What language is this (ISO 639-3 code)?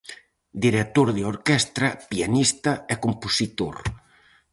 glg